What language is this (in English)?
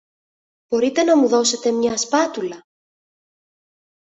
Greek